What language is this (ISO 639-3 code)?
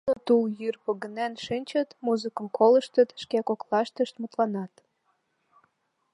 chm